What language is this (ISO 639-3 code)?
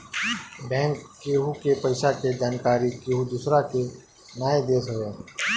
bho